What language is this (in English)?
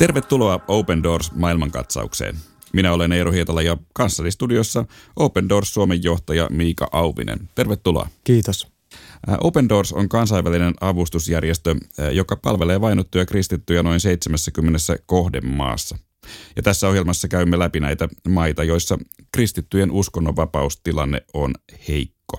Finnish